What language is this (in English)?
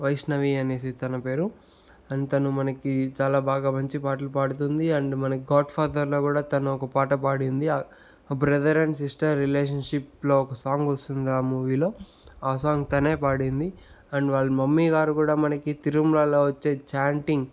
Telugu